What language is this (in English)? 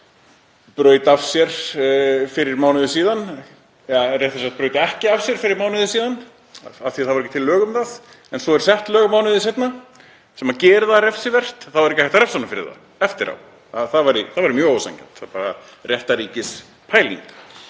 Icelandic